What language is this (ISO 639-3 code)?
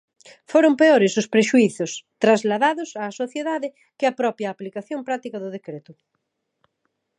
glg